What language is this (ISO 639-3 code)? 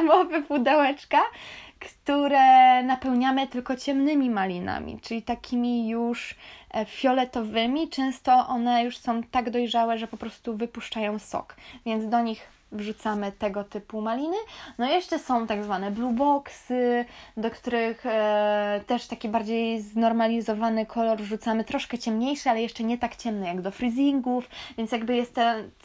pol